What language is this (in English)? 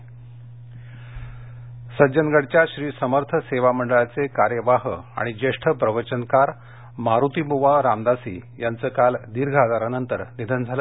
Marathi